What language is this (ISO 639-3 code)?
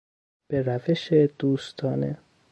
fas